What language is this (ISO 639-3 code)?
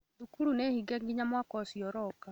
kik